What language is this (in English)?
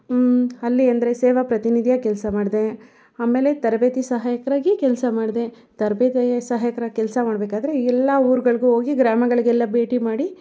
Kannada